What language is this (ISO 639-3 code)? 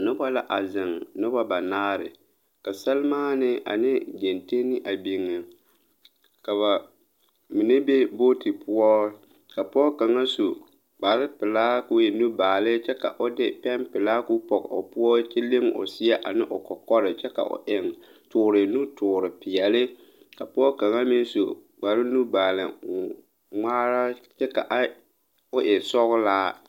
dga